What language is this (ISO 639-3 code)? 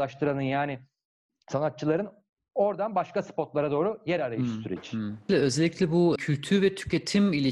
tur